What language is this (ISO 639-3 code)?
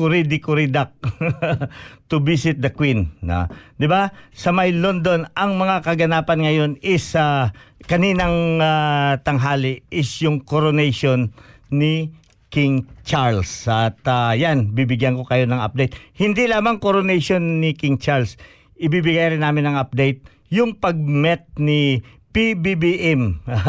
fil